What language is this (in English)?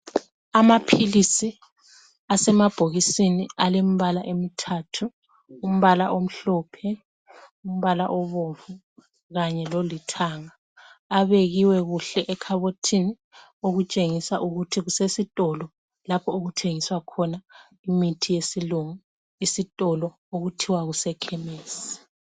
North Ndebele